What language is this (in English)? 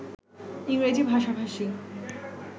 Bangla